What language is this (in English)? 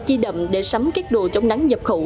Vietnamese